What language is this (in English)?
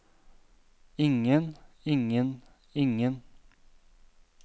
Norwegian